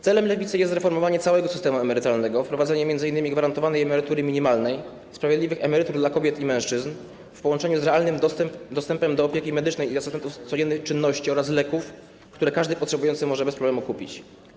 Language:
Polish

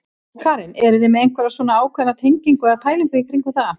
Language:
Icelandic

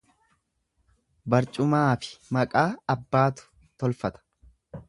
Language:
Oromo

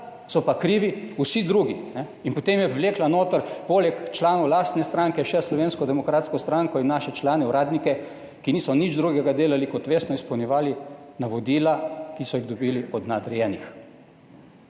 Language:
Slovenian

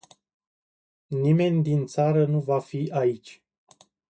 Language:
Romanian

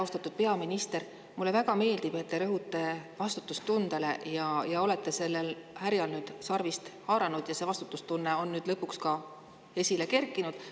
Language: Estonian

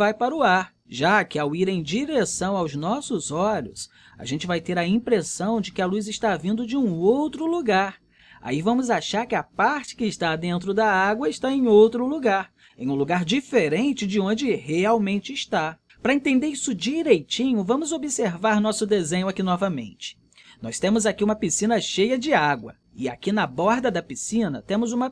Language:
Portuguese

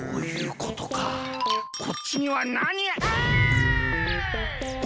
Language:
Japanese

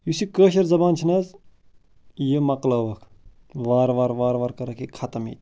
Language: Kashmiri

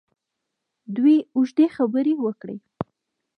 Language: Pashto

